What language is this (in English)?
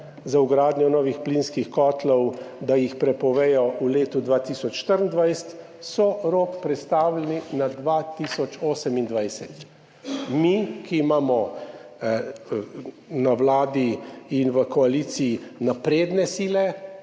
Slovenian